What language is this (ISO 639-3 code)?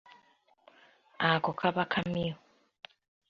lug